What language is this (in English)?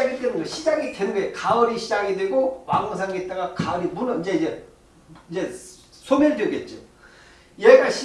Korean